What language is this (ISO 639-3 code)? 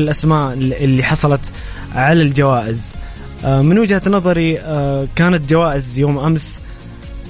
ara